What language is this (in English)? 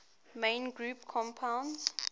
English